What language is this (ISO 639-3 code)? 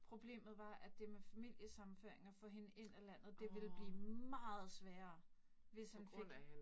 dan